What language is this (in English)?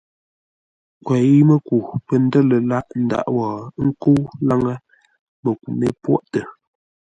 Ngombale